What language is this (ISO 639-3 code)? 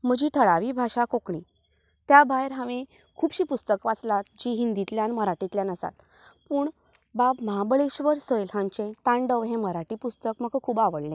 kok